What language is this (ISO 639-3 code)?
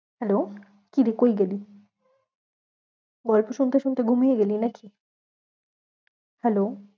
ben